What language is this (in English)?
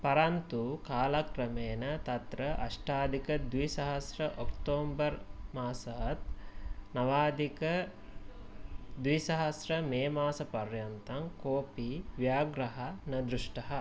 Sanskrit